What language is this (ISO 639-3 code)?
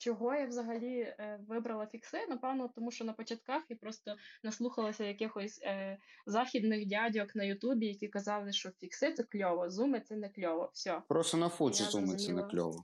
ukr